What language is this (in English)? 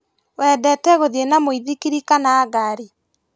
Kikuyu